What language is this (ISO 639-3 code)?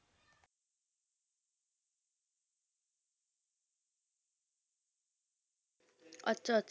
pan